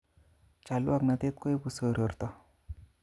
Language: Kalenjin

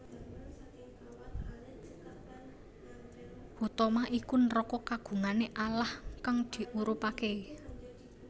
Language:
Javanese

